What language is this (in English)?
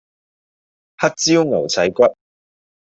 Cantonese